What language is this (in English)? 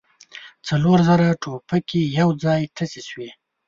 Pashto